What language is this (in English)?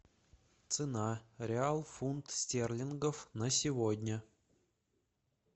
Russian